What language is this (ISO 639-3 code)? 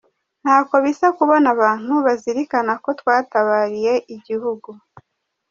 kin